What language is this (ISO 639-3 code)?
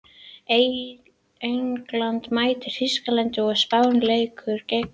isl